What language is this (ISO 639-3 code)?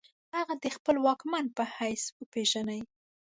pus